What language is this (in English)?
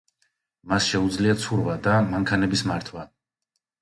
Georgian